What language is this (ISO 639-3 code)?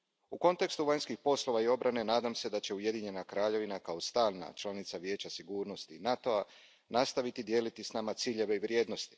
hrv